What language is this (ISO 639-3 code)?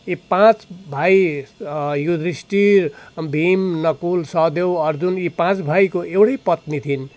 nep